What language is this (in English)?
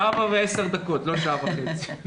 Hebrew